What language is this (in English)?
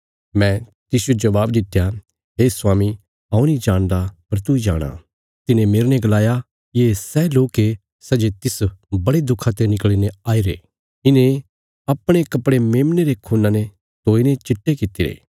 Bilaspuri